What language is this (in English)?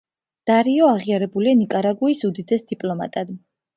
Georgian